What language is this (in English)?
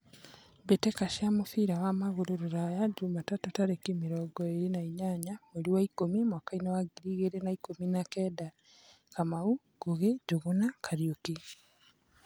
Kikuyu